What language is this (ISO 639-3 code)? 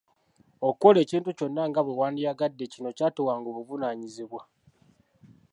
lug